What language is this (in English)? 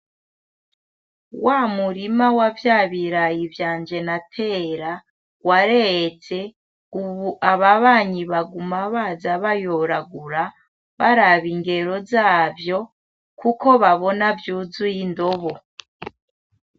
Rundi